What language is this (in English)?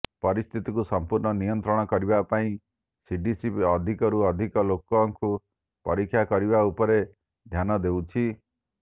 Odia